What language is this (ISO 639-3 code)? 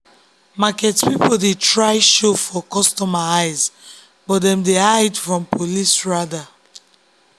pcm